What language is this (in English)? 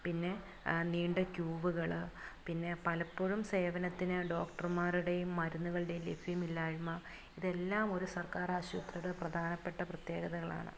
Malayalam